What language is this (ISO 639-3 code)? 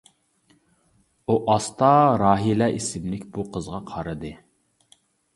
uig